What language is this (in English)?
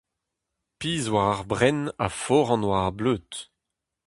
Breton